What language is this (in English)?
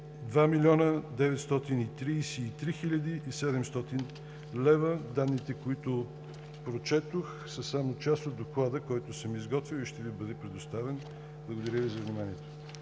Bulgarian